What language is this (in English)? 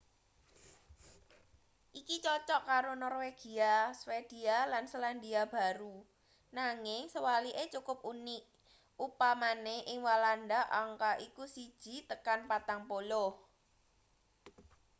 Javanese